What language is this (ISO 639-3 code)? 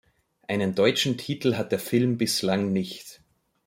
deu